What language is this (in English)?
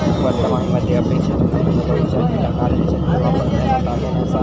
Marathi